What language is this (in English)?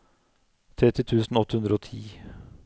Norwegian